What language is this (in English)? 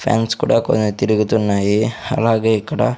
Telugu